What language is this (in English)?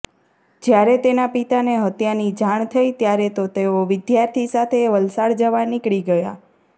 Gujarati